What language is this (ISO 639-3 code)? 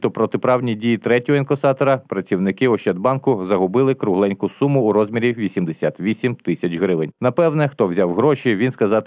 ukr